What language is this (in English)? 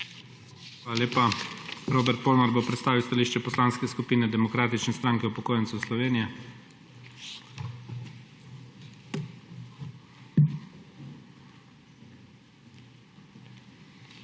Slovenian